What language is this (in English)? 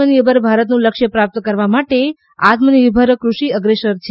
Gujarati